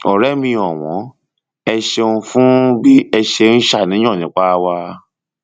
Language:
Yoruba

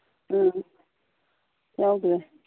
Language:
Manipuri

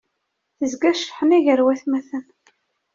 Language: Kabyle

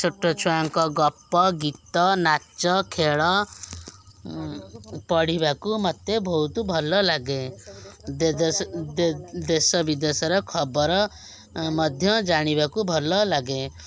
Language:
Odia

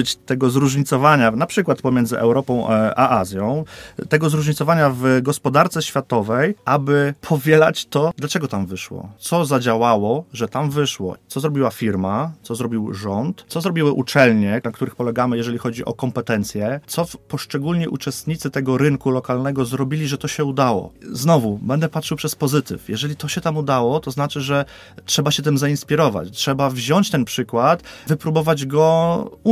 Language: Polish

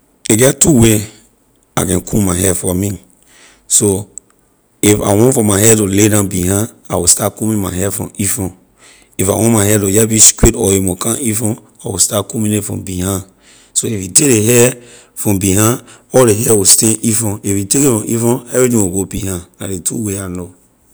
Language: Liberian English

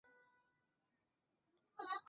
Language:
Chinese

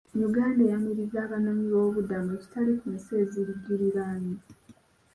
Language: Ganda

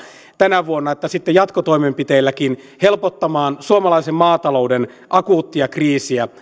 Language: Finnish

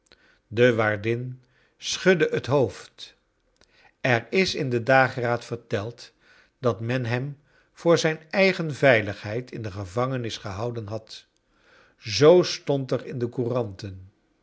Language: Dutch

